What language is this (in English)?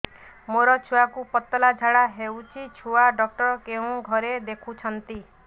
Odia